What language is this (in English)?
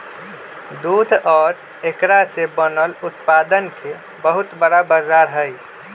Magahi